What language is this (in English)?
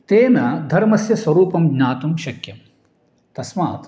Sanskrit